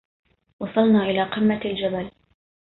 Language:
Arabic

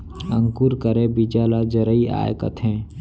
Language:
Chhattisgarhi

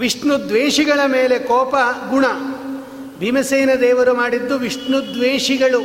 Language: Kannada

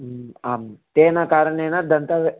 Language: Sanskrit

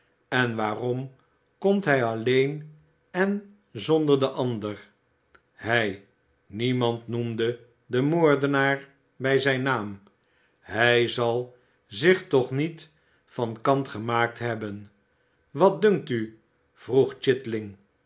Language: Dutch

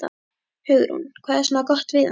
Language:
Icelandic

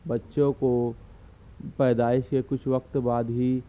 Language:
Urdu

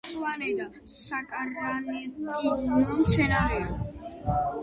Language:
Georgian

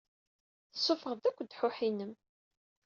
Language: Kabyle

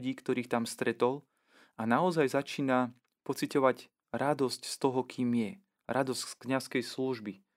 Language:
Slovak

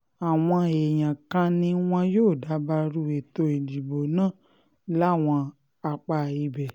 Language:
Yoruba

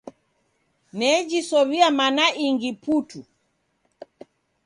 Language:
Taita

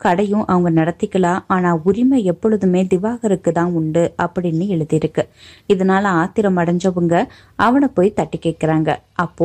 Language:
Tamil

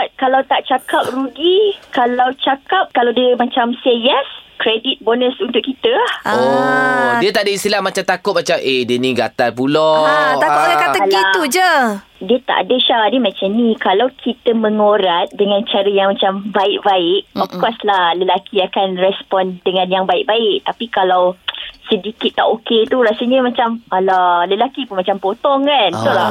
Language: Malay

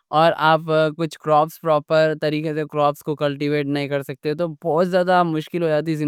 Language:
Deccan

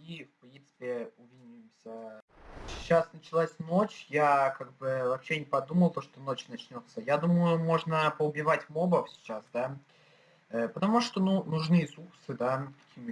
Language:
Russian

